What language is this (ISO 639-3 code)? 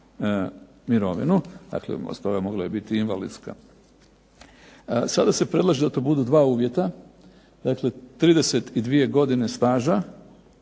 hrv